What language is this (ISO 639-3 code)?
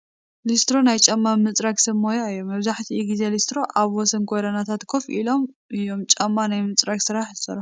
tir